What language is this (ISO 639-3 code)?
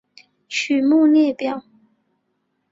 zho